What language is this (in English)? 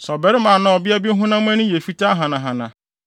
Akan